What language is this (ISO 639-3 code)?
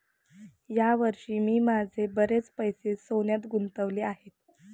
mar